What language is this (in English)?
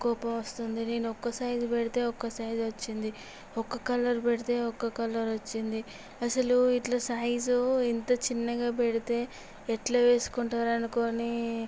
Telugu